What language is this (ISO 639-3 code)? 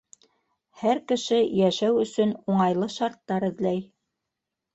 bak